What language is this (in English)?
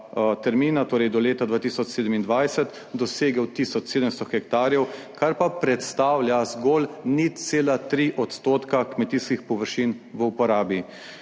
Slovenian